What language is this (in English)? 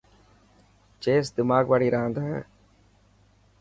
Dhatki